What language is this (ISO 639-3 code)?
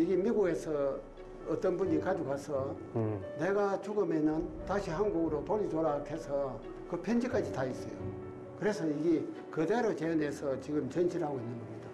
kor